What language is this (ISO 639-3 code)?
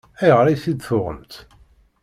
kab